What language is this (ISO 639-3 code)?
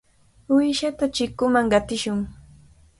qvl